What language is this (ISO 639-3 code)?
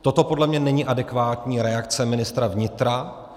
ces